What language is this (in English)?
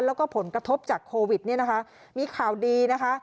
Thai